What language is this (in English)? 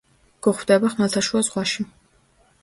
Georgian